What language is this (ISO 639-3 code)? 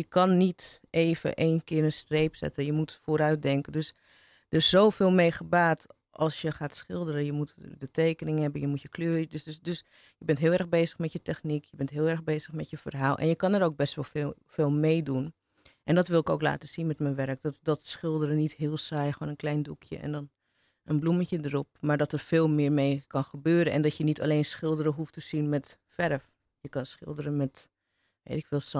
nld